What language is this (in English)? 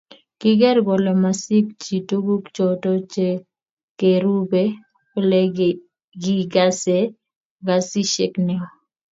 Kalenjin